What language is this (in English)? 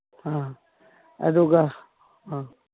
Manipuri